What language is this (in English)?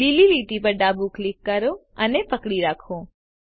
Gujarati